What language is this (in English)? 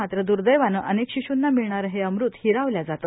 Marathi